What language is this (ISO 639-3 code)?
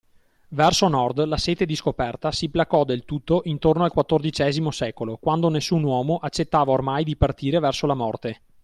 ita